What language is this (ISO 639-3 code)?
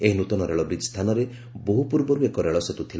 ori